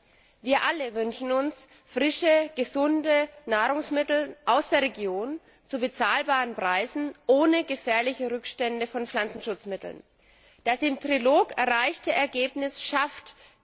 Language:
German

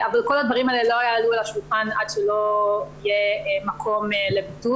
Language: Hebrew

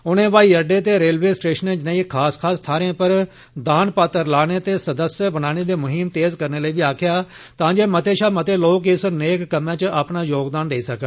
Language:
Dogri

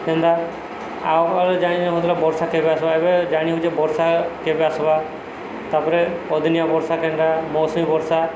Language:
Odia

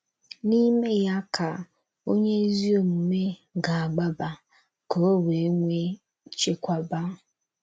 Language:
Igbo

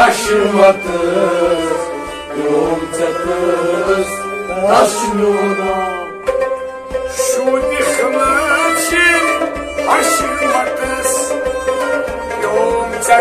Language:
Punjabi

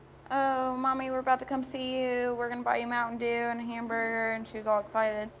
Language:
English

